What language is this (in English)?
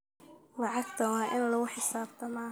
Somali